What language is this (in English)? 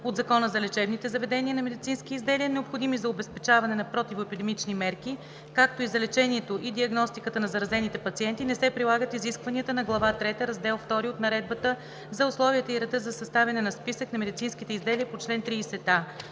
Bulgarian